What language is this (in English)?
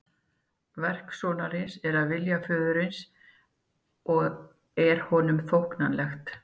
Icelandic